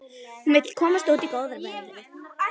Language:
Icelandic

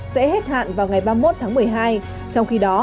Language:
Vietnamese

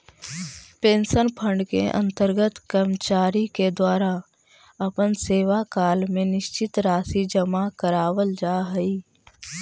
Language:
Magahi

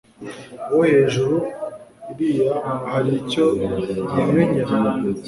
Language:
Kinyarwanda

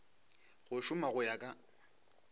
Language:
Northern Sotho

